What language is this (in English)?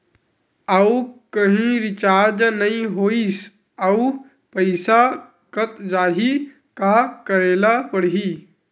Chhattisgarhi